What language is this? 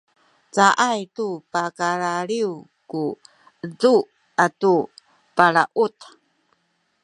Sakizaya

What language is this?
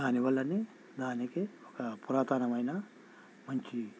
Telugu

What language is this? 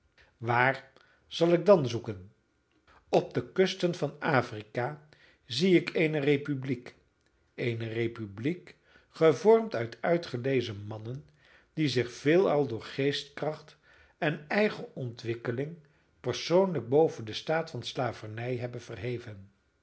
Dutch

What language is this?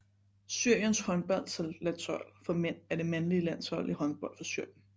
Danish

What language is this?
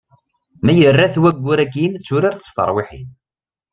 Kabyle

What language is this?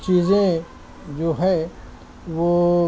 Urdu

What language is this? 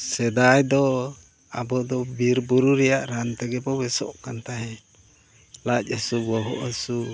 Santali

